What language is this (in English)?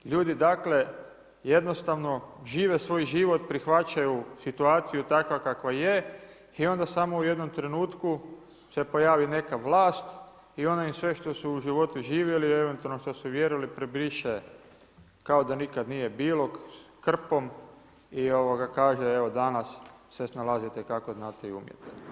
Croatian